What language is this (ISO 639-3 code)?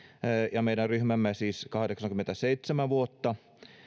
fin